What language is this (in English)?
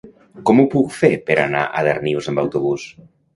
Catalan